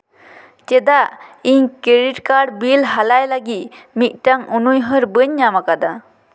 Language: Santali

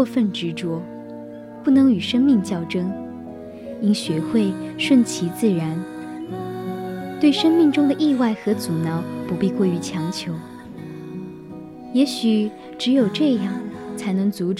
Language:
Chinese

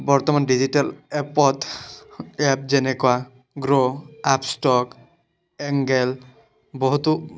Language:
Assamese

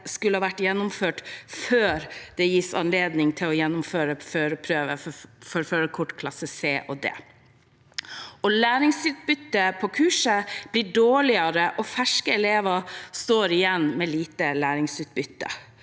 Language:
Norwegian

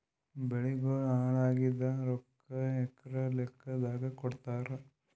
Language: Kannada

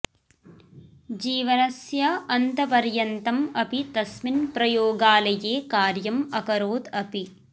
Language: Sanskrit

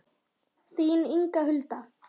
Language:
Icelandic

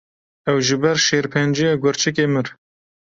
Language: Kurdish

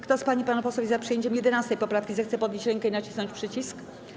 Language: Polish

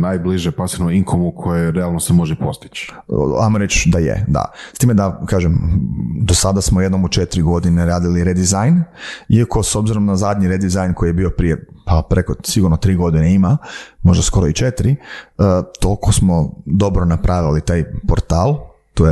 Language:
Croatian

